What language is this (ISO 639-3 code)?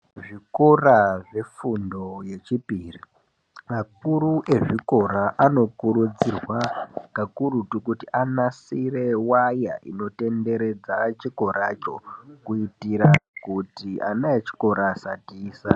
ndc